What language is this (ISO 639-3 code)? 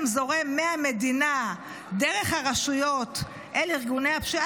heb